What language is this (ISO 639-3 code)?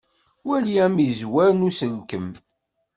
kab